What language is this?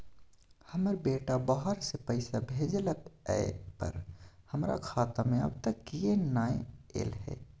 Maithili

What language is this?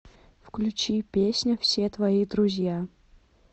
Russian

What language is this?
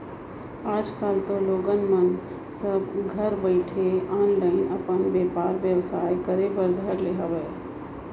Chhattisgarhi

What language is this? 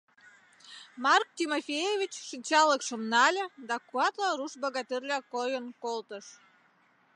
Mari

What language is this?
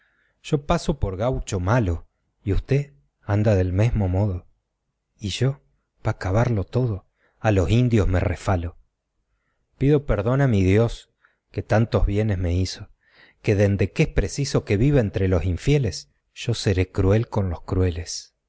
Spanish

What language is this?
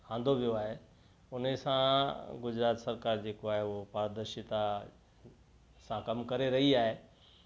Sindhi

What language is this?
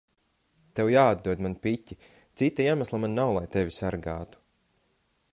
Latvian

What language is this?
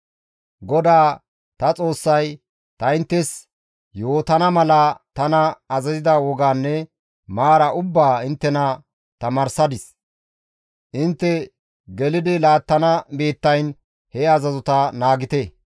Gamo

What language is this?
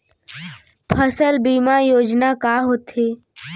Chhattisgarhi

